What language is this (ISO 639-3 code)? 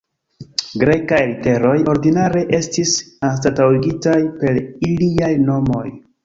epo